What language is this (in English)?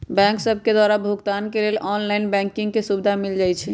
Magahi